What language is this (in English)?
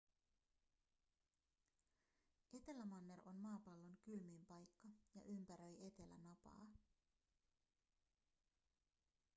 Finnish